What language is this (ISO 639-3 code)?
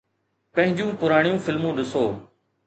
snd